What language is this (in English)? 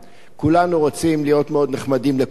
Hebrew